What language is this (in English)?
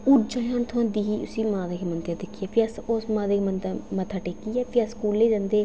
Dogri